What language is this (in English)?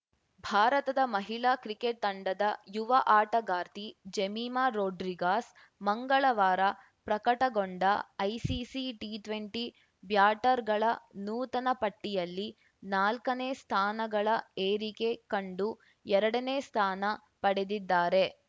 Kannada